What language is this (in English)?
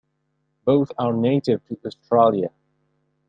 English